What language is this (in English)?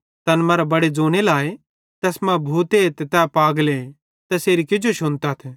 Bhadrawahi